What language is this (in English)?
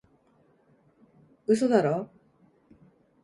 Japanese